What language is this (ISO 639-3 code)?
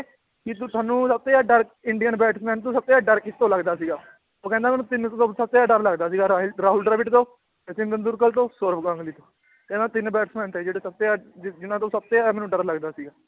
pan